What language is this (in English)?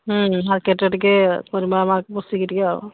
Odia